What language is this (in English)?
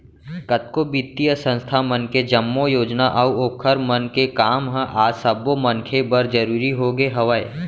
Chhattisgarhi